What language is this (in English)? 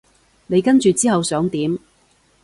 Cantonese